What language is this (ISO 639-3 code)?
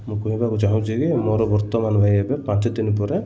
ori